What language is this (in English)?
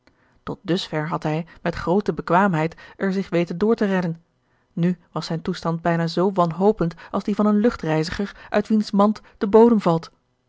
Dutch